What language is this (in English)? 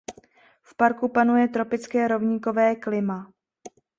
Czech